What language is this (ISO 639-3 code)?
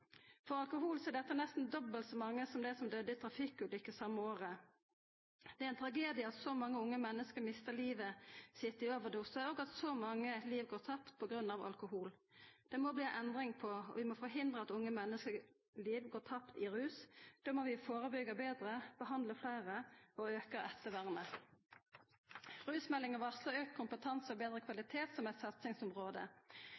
nno